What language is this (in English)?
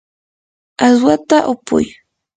Yanahuanca Pasco Quechua